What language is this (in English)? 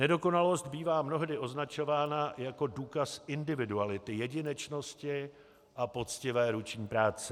Czech